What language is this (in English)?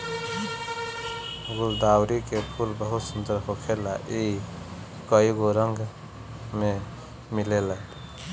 Bhojpuri